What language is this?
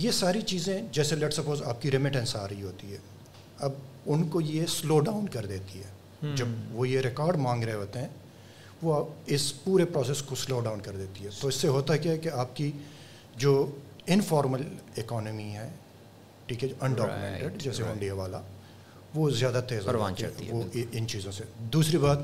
Urdu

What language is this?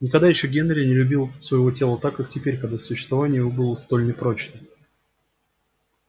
Russian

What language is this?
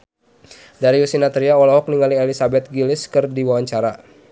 Sundanese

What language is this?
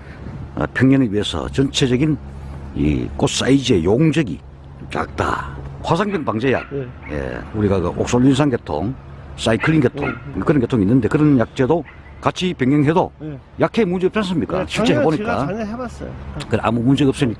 Korean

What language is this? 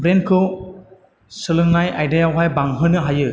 Bodo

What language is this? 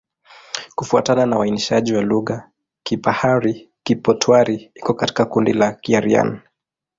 Swahili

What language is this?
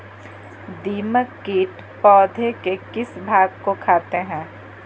Magahi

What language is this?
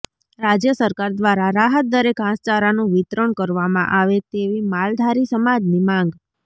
Gujarati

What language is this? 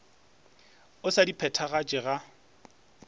Northern Sotho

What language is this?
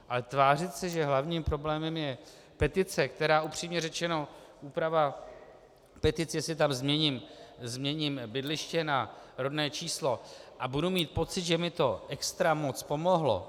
Czech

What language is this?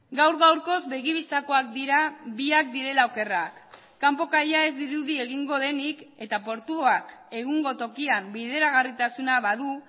Basque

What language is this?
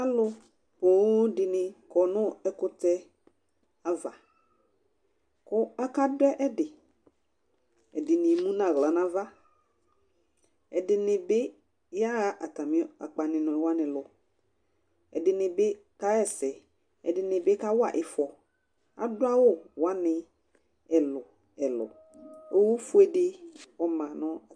Ikposo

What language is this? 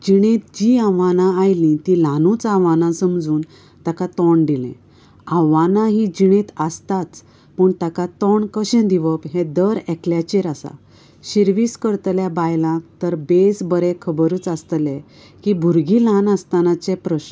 Konkani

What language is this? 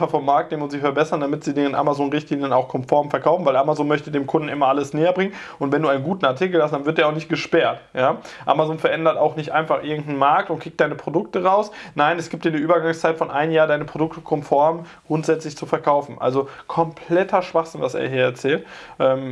German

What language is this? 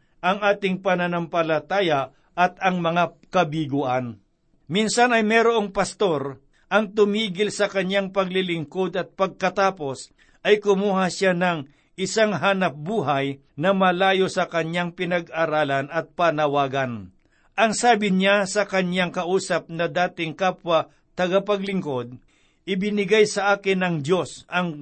Filipino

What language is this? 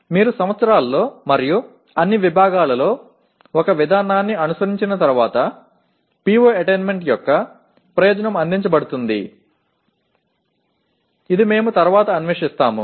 Telugu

